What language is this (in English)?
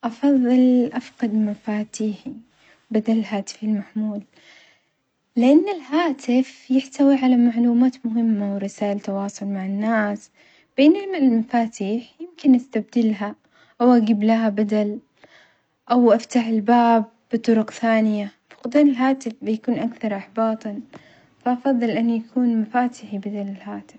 Omani Arabic